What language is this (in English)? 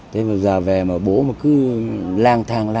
Vietnamese